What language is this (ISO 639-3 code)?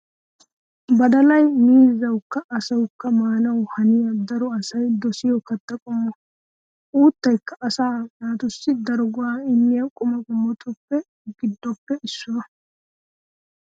wal